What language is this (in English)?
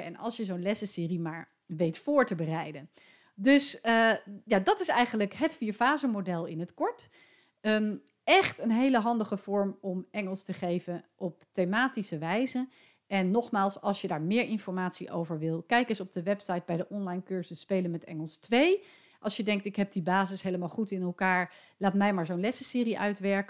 Dutch